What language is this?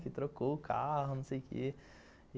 Portuguese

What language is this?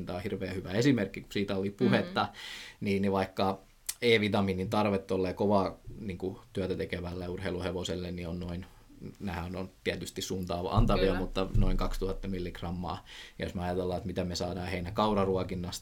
Finnish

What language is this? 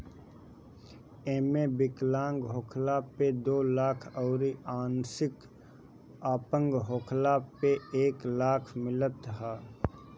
Bhojpuri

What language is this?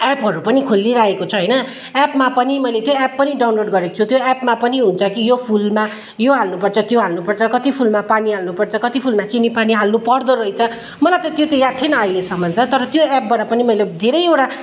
Nepali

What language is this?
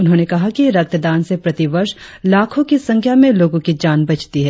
Hindi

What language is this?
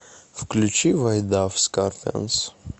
Russian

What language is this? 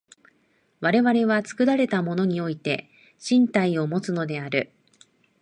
Japanese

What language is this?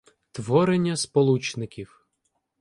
Ukrainian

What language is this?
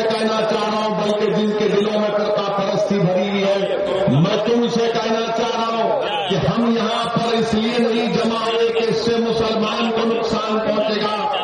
Urdu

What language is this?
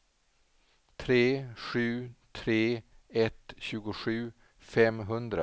Swedish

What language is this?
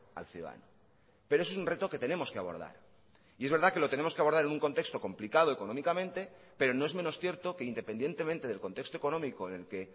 Spanish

